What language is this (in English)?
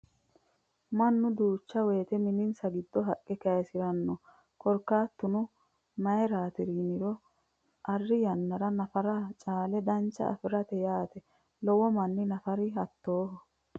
Sidamo